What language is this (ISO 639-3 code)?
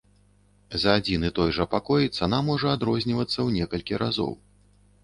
bel